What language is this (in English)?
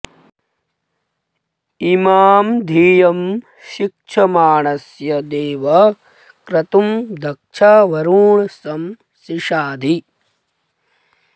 Sanskrit